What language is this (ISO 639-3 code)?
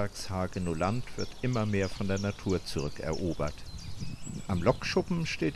deu